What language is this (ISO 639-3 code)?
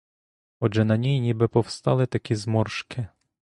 ukr